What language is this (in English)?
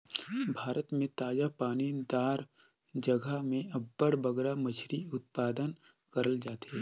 Chhattisgarhi